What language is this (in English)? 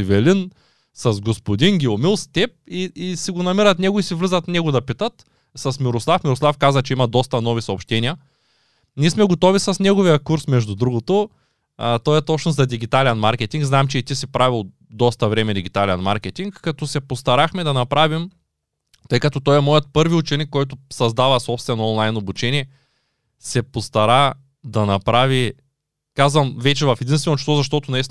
Bulgarian